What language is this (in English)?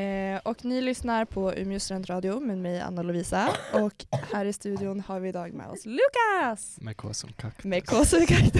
Swedish